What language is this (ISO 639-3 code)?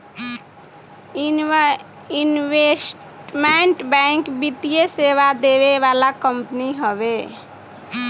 bho